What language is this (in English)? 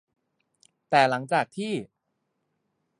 Thai